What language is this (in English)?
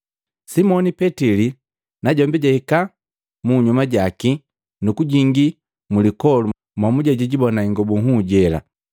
Matengo